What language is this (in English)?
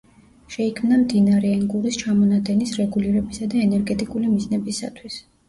Georgian